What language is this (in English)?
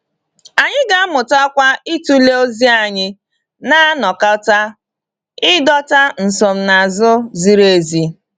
Igbo